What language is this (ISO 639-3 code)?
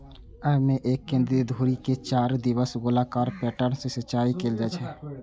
mai